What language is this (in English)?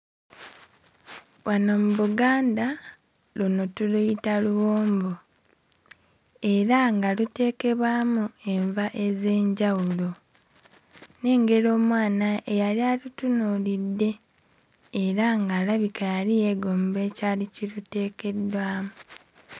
Ganda